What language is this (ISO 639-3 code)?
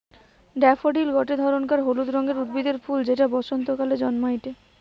ben